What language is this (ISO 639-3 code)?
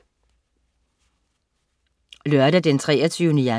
dan